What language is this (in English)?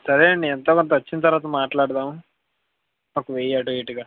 Telugu